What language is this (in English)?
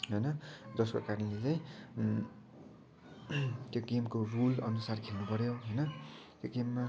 Nepali